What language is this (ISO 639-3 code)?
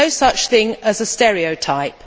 eng